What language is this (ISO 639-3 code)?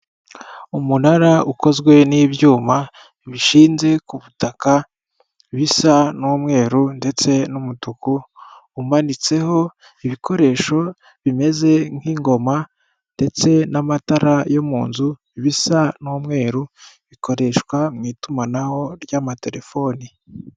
kin